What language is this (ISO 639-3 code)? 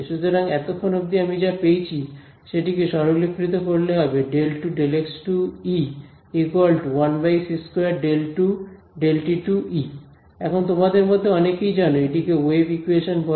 ben